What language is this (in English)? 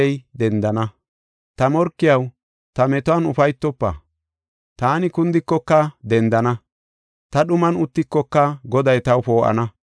Gofa